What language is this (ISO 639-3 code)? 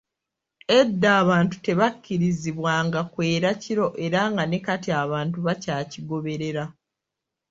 lug